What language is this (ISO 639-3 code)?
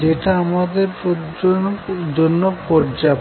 ben